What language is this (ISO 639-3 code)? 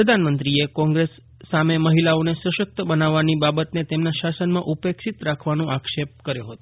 guj